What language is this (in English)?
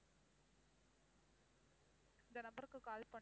Tamil